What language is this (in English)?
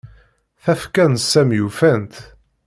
Kabyle